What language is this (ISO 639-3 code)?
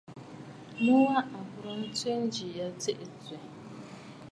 bfd